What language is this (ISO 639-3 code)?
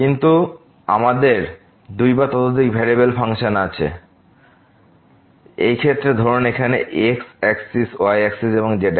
ben